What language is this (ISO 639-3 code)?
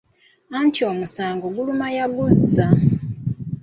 lug